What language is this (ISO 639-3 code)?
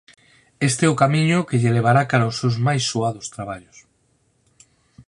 glg